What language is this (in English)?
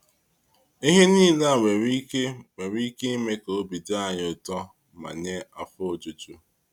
Igbo